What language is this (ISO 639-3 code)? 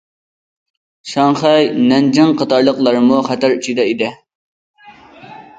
uig